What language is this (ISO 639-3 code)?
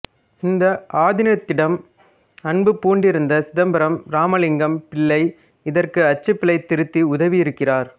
tam